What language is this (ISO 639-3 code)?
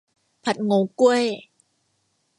tha